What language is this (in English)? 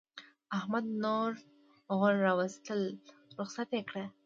Pashto